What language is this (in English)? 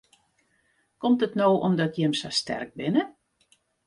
Western Frisian